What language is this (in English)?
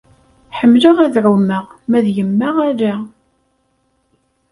Kabyle